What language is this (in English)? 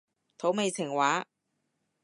Cantonese